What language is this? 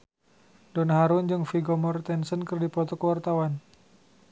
Sundanese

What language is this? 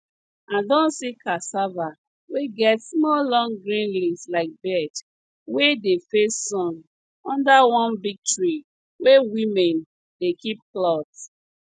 Nigerian Pidgin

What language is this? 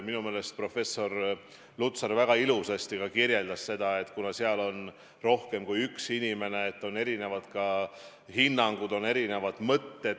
Estonian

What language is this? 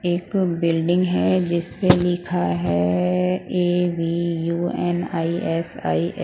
Hindi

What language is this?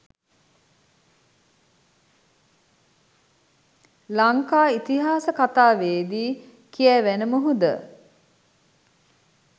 Sinhala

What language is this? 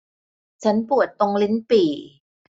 Thai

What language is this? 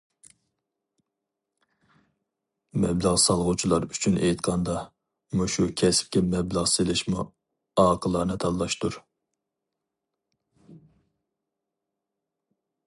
Uyghur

